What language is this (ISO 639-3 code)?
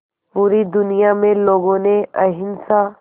hin